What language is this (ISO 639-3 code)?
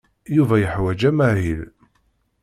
kab